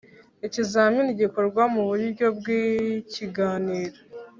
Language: Kinyarwanda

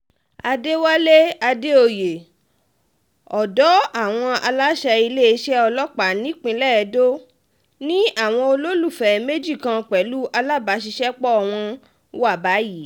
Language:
Yoruba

